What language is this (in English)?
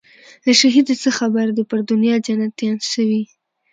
Pashto